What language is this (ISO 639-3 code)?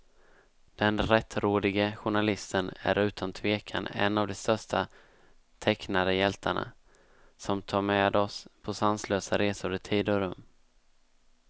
swe